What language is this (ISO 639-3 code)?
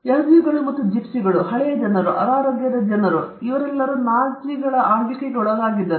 kan